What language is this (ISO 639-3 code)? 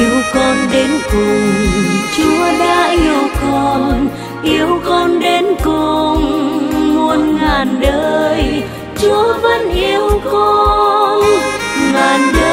vie